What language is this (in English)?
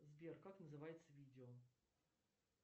Russian